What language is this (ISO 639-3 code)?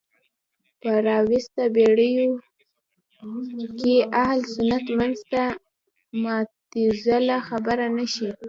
pus